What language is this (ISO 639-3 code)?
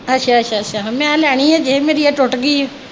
pan